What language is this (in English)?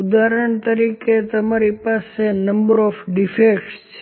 Gujarati